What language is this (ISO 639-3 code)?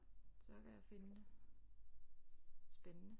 dan